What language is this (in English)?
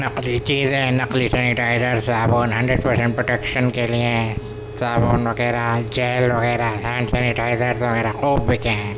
Urdu